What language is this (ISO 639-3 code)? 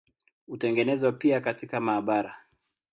swa